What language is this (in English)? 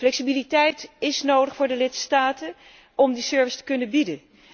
Dutch